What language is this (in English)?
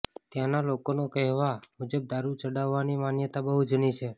Gujarati